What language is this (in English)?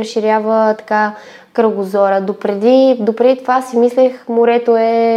Bulgarian